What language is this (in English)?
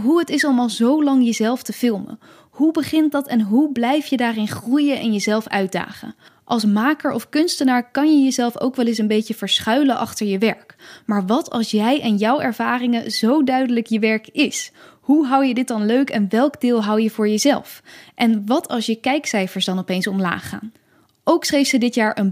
Dutch